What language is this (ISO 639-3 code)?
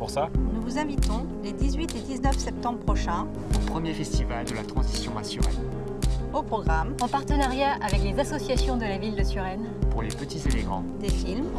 fra